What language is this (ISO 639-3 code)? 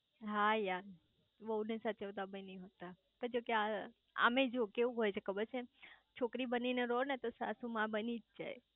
guj